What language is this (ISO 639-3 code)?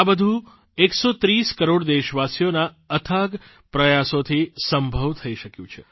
guj